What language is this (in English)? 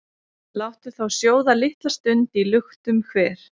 Icelandic